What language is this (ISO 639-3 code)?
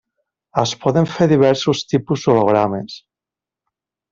cat